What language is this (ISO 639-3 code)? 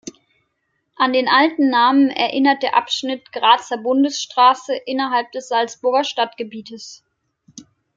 deu